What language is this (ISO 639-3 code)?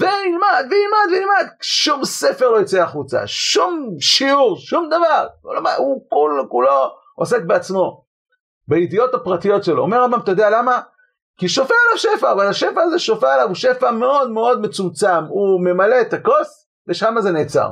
heb